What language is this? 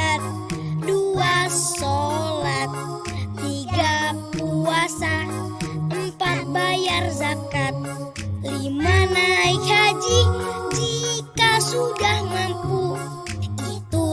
Indonesian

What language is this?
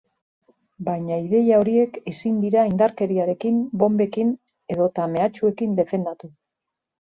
Basque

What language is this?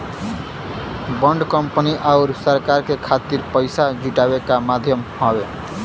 Bhojpuri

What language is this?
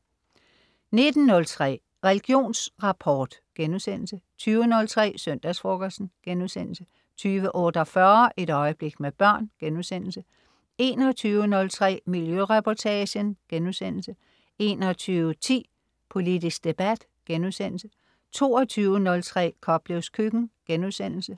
Danish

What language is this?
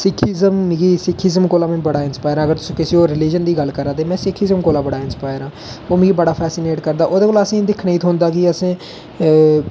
Dogri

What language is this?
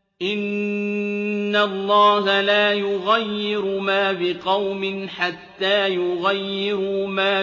Arabic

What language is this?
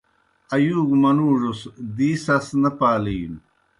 Kohistani Shina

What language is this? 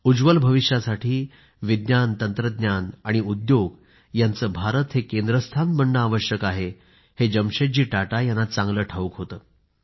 Marathi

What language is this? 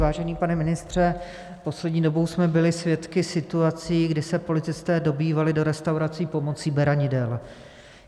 Czech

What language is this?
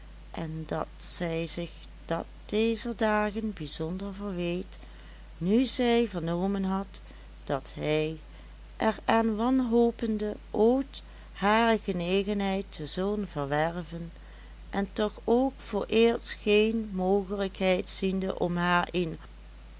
Dutch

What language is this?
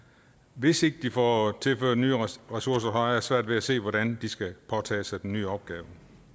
Danish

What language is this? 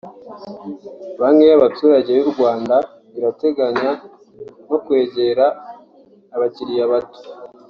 Kinyarwanda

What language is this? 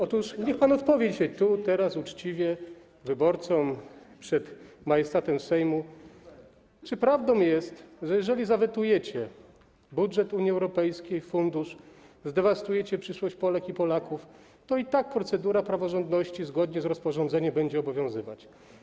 Polish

